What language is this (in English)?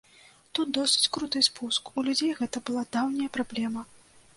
Belarusian